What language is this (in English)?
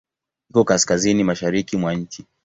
Swahili